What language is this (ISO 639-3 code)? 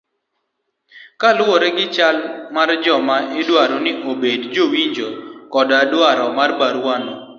luo